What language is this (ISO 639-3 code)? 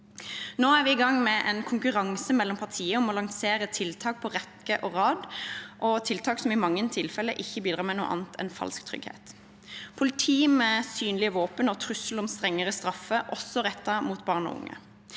nor